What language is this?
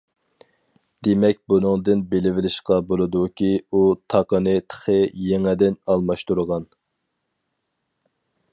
Uyghur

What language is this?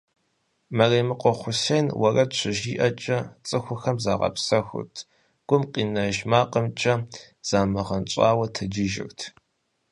Kabardian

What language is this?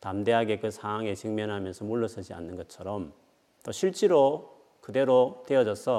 Korean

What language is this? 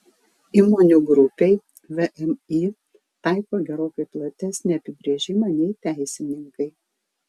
Lithuanian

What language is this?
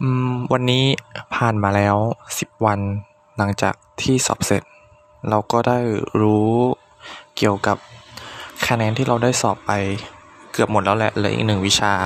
Thai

